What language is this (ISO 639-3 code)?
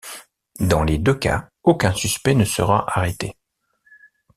fra